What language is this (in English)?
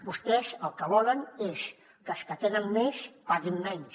Catalan